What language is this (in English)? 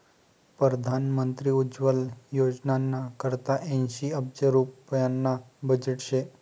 Marathi